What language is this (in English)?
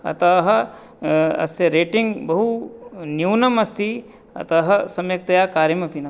Sanskrit